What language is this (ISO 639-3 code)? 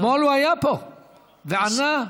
heb